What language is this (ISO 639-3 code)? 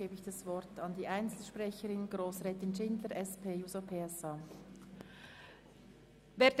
gsw